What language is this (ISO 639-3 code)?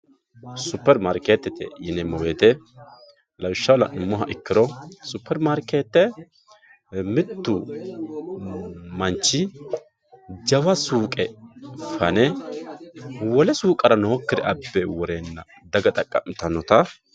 sid